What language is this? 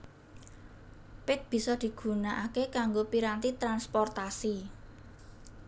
Javanese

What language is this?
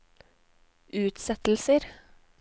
Norwegian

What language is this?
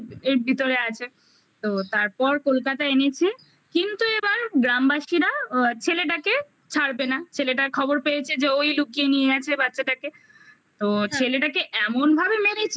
Bangla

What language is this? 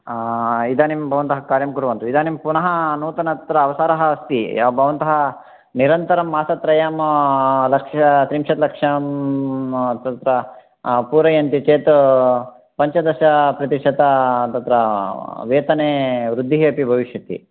Sanskrit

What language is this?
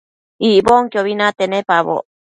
Matsés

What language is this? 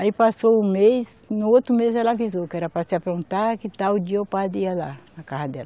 Portuguese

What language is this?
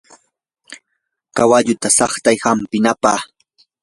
Yanahuanca Pasco Quechua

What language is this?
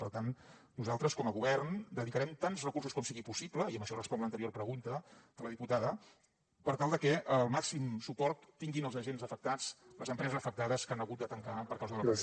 Catalan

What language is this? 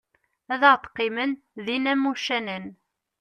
Kabyle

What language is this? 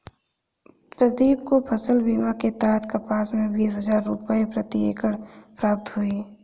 Hindi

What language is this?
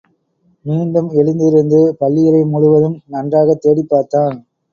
Tamil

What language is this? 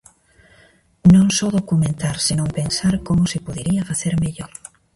Galician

